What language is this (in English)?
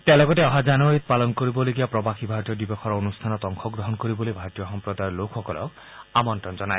Assamese